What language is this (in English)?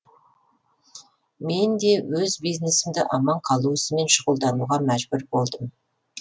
Kazakh